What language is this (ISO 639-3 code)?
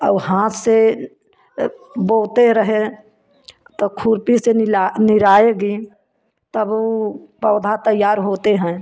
hin